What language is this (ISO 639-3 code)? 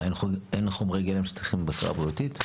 heb